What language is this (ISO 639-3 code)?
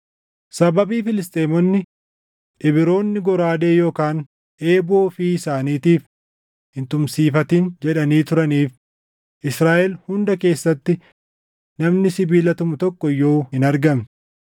orm